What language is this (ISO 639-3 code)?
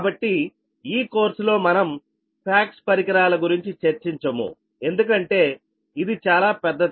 tel